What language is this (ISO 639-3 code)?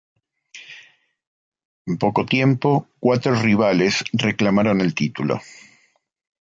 spa